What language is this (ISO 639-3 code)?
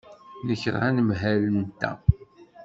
kab